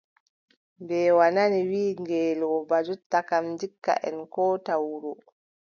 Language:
Adamawa Fulfulde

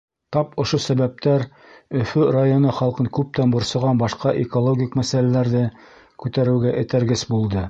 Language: Bashkir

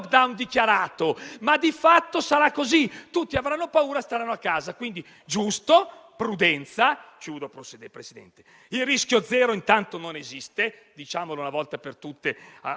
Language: Italian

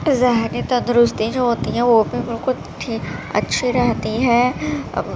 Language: Urdu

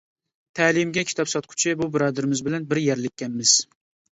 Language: Uyghur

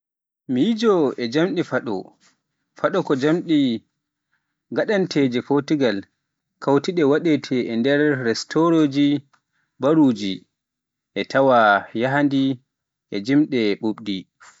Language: Pular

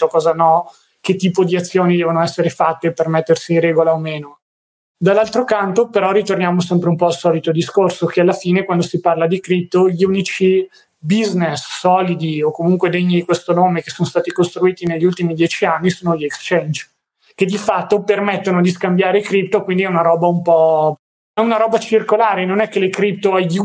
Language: Italian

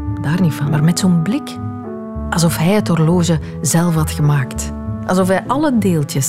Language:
Dutch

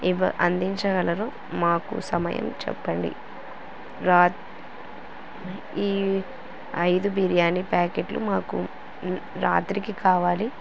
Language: Telugu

